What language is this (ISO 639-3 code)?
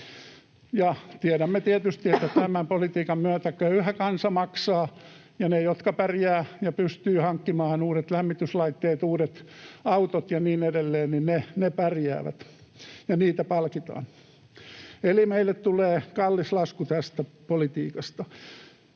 fin